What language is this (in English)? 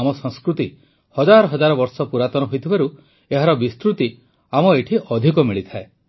Odia